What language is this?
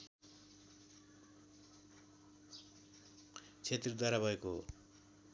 Nepali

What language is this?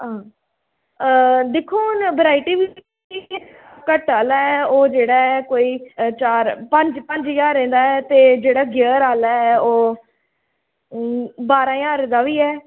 Dogri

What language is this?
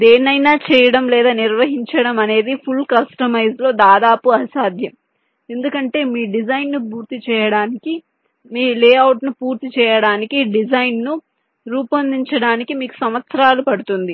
Telugu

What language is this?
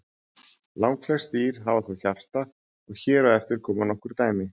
Icelandic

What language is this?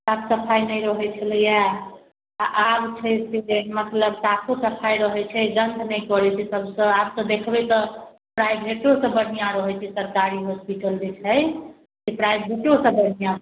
Maithili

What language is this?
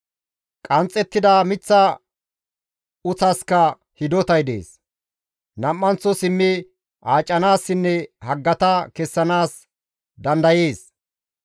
Gamo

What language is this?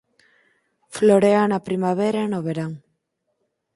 Galician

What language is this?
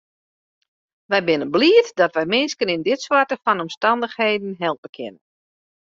Western Frisian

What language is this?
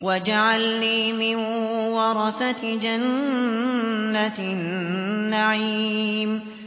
Arabic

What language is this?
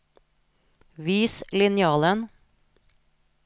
Norwegian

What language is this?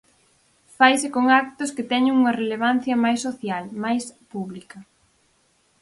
Galician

